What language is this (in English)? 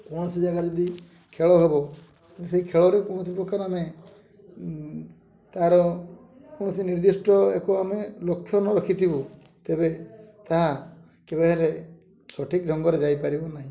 Odia